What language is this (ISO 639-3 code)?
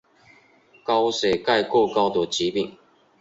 zho